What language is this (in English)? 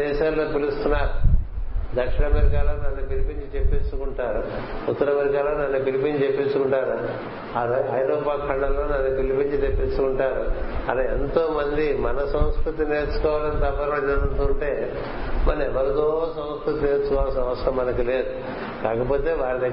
Telugu